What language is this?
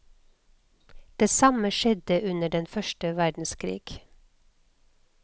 Norwegian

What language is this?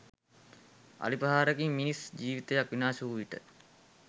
Sinhala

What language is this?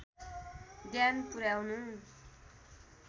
Nepali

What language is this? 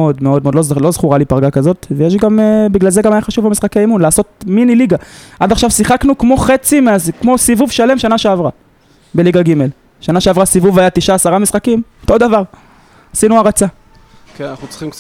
Hebrew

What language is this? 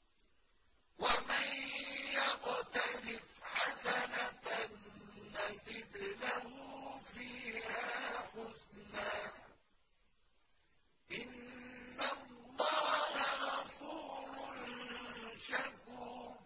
Arabic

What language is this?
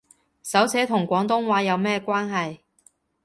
Cantonese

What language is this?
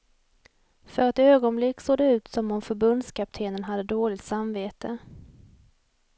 Swedish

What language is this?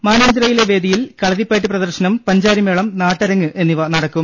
Malayalam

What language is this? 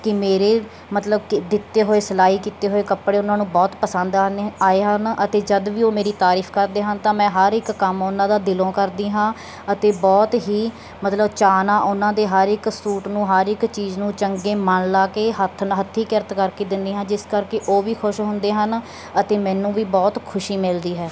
Punjabi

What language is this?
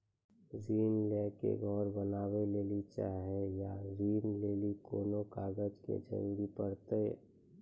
Maithili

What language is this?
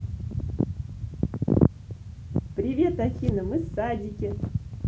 Russian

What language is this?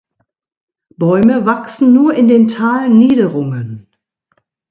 German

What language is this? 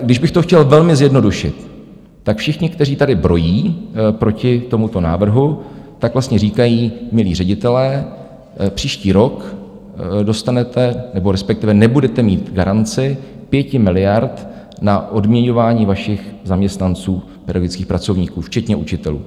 Czech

